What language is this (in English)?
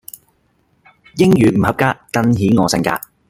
Cantonese